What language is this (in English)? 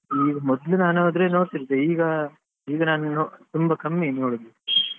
Kannada